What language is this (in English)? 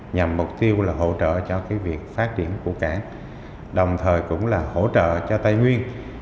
Vietnamese